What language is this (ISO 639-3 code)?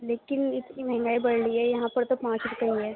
urd